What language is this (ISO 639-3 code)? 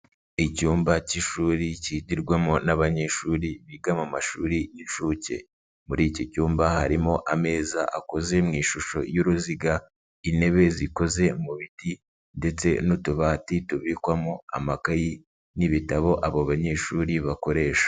kin